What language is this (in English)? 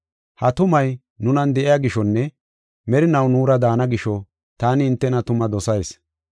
Gofa